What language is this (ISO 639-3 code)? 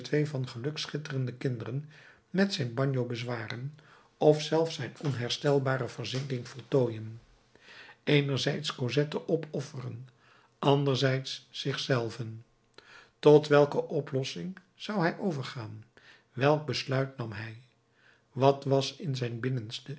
nld